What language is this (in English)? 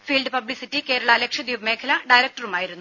Malayalam